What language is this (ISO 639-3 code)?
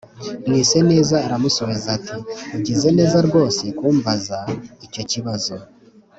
kin